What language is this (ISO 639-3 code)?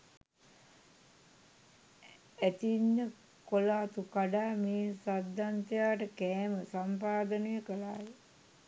sin